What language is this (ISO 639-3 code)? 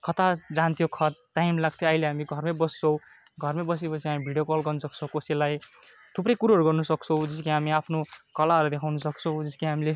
nep